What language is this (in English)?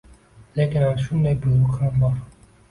Uzbek